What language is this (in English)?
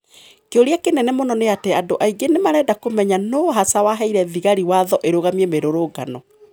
Kikuyu